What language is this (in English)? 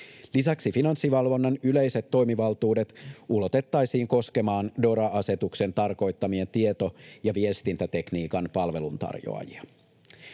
Finnish